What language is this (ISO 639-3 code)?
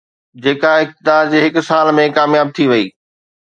snd